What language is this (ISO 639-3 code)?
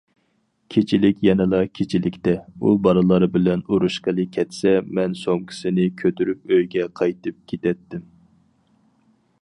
uig